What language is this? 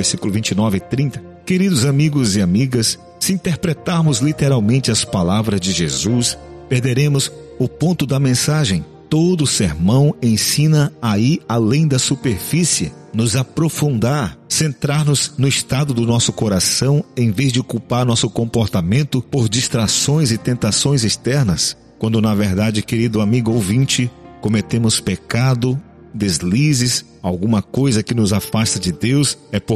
Portuguese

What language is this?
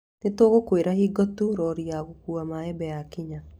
Kikuyu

